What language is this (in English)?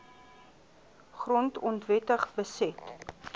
Afrikaans